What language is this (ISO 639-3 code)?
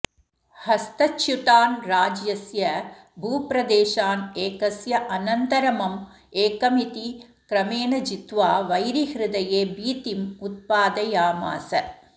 san